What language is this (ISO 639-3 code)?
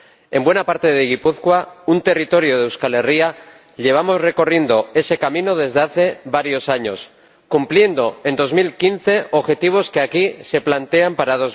spa